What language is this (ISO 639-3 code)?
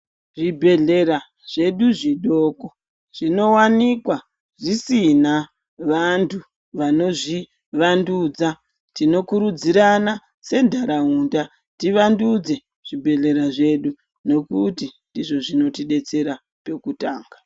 ndc